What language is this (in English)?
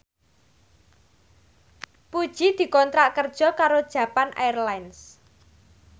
Javanese